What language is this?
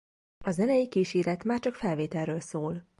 Hungarian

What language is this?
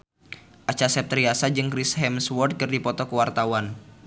Sundanese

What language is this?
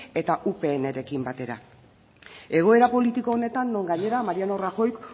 Basque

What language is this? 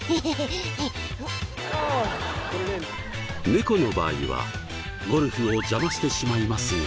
Japanese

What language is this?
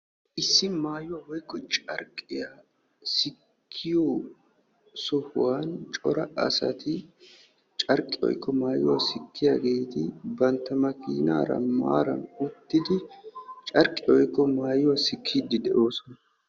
Wolaytta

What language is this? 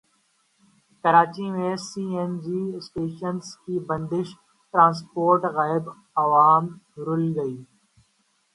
Urdu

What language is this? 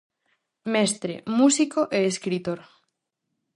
Galician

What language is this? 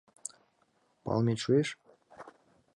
Mari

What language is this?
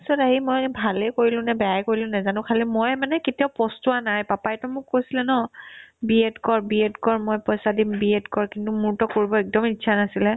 Assamese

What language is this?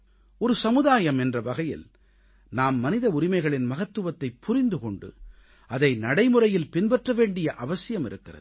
Tamil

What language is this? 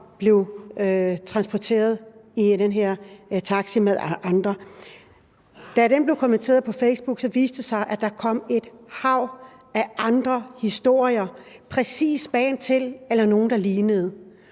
Danish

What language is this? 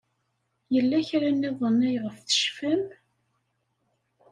Kabyle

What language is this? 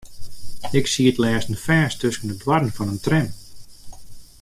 Western Frisian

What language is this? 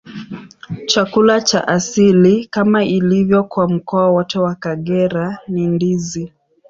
Swahili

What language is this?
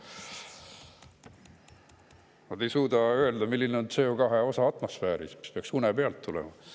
Estonian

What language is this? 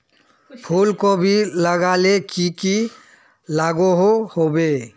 Magahi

